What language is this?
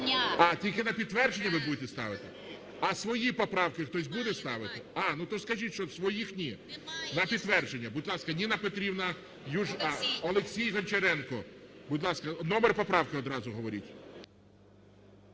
Ukrainian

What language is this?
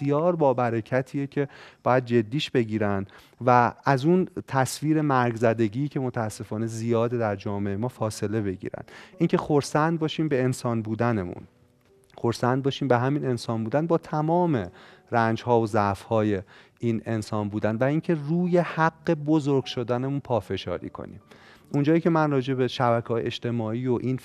Persian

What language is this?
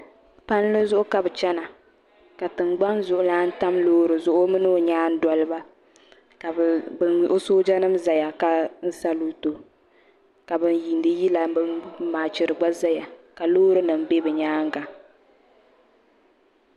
Dagbani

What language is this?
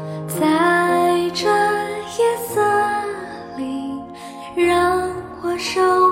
Chinese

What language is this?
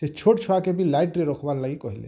Odia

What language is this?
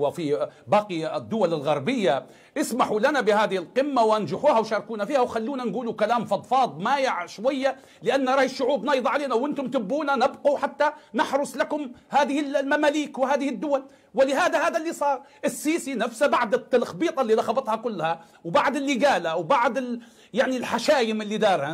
Arabic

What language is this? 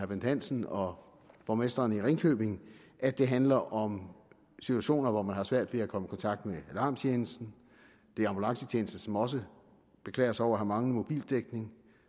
Danish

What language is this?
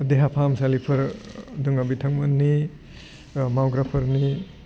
Bodo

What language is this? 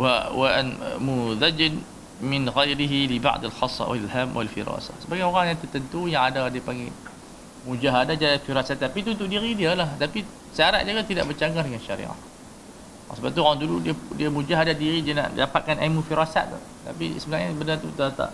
Malay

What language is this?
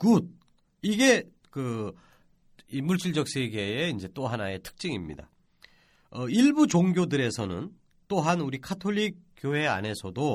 Korean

